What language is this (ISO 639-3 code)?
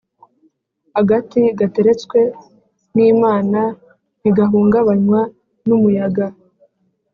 kin